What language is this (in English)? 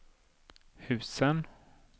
Swedish